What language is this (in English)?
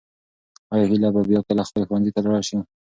Pashto